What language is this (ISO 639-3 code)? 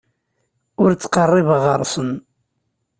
kab